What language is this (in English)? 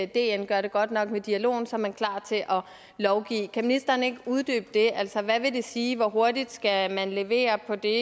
Danish